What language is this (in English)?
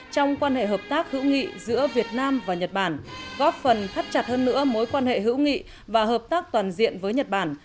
Vietnamese